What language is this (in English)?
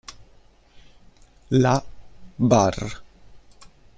Italian